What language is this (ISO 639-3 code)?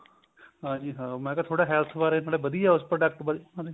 pan